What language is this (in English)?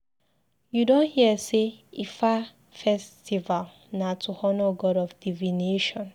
Nigerian Pidgin